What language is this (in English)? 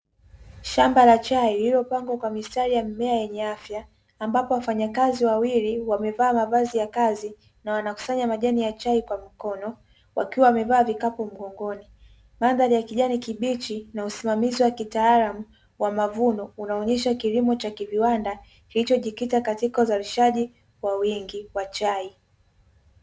Swahili